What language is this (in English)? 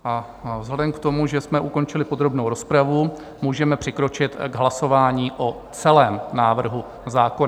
Czech